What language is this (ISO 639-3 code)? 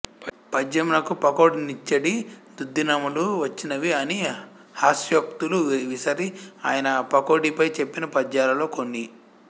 tel